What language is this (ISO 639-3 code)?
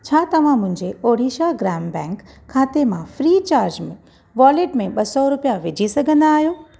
snd